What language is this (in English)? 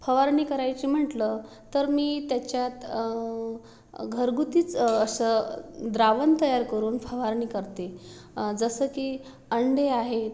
Marathi